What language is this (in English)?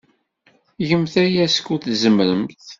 Kabyle